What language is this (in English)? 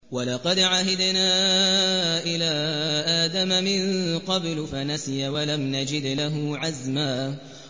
Arabic